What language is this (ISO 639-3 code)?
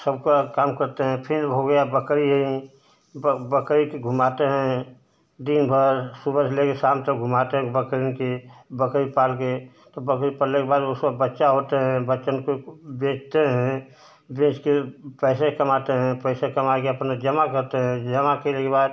hin